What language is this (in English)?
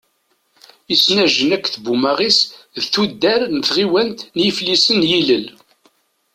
Kabyle